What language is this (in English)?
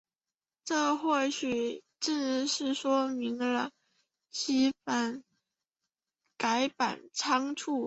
Chinese